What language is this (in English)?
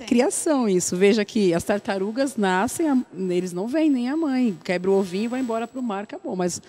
Portuguese